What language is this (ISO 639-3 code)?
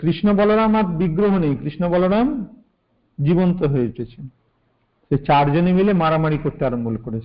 hin